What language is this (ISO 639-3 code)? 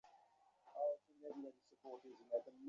ben